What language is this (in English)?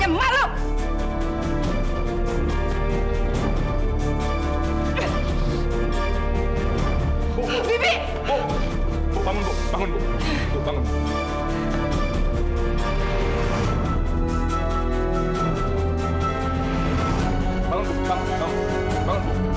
Indonesian